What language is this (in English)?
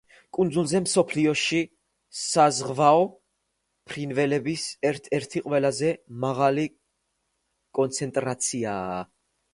Georgian